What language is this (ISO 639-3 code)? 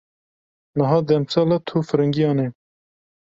kur